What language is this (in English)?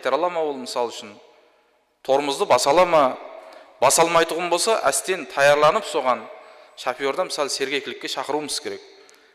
Turkish